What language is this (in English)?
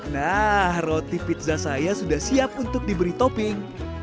Indonesian